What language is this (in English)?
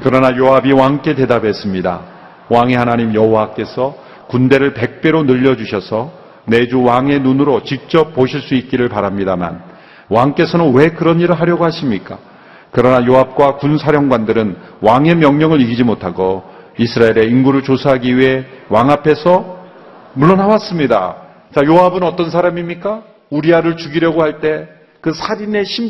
Korean